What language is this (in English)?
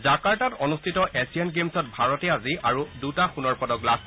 Assamese